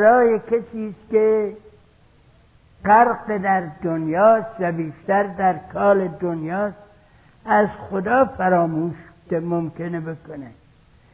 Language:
Persian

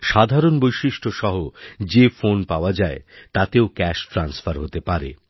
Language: Bangla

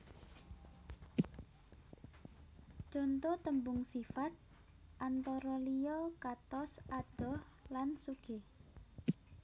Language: Javanese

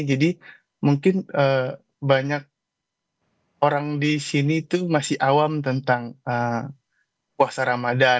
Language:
Indonesian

